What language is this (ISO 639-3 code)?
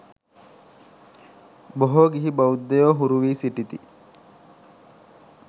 sin